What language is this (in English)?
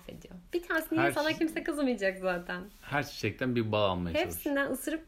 Turkish